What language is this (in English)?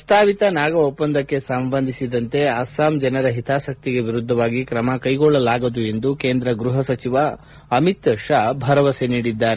Kannada